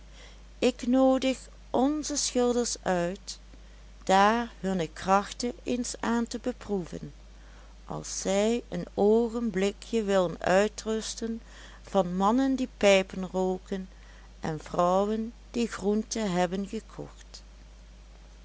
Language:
Dutch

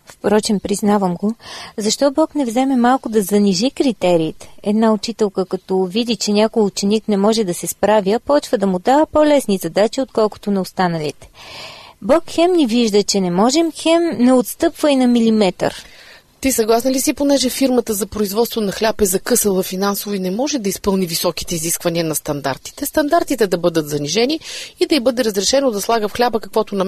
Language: Bulgarian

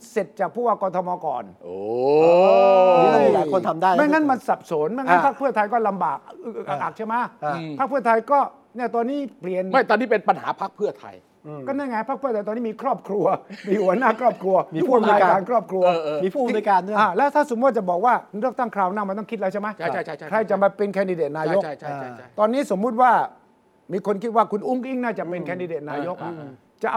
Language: Thai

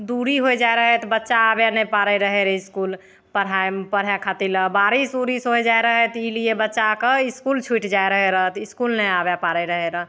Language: Maithili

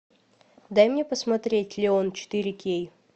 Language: Russian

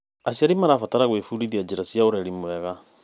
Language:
Kikuyu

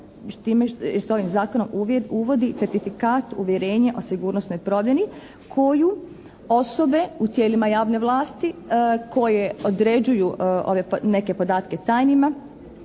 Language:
Croatian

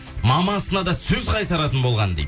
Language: Kazakh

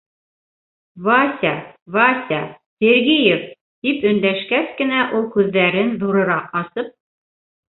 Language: Bashkir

